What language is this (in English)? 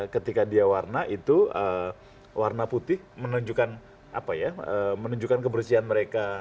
Indonesian